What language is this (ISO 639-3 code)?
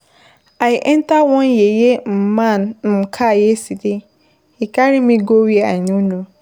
pcm